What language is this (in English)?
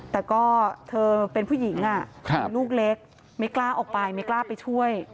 Thai